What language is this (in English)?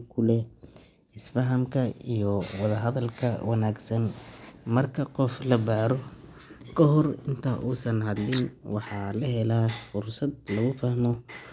Somali